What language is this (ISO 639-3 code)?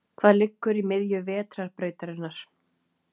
isl